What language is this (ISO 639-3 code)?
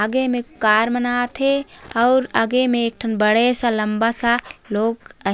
hne